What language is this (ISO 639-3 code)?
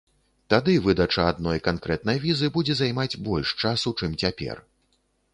bel